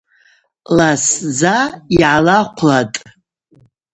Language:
Abaza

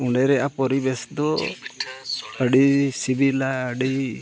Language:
Santali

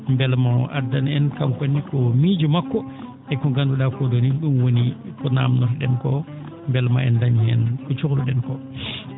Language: Fula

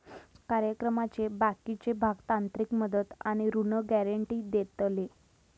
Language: Marathi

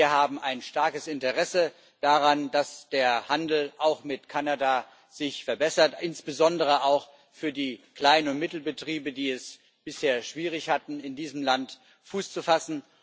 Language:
German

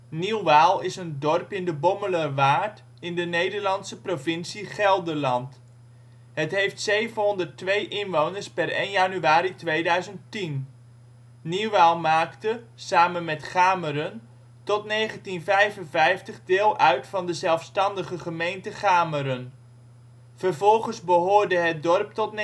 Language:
Dutch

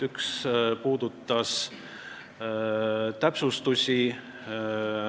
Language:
Estonian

